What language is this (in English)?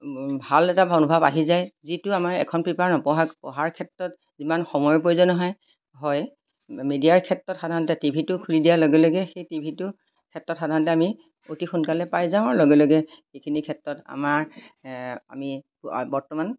Assamese